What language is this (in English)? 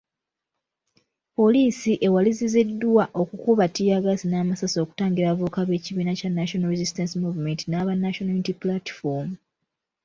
Ganda